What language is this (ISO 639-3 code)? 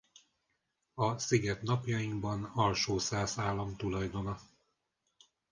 hun